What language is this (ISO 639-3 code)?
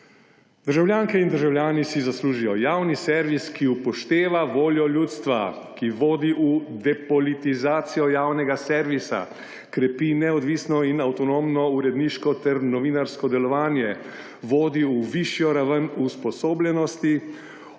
slv